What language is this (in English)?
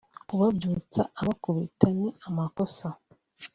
Kinyarwanda